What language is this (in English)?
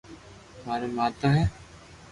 Loarki